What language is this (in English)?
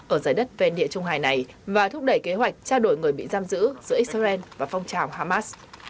Vietnamese